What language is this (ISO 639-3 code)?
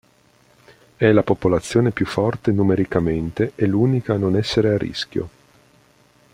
ita